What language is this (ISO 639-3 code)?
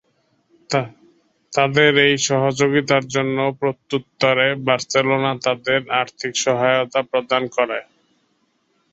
ben